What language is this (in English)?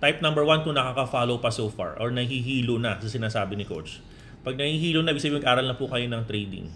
Filipino